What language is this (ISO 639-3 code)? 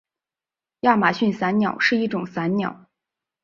zho